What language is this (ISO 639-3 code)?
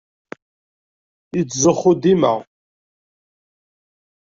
kab